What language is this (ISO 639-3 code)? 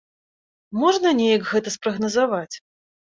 bel